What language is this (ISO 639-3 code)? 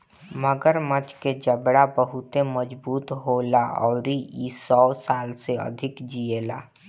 bho